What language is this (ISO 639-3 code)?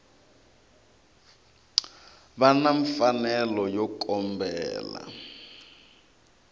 tso